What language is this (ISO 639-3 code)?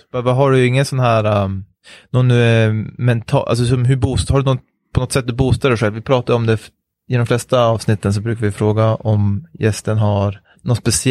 swe